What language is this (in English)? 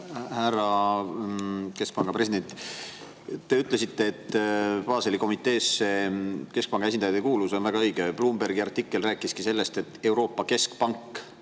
Estonian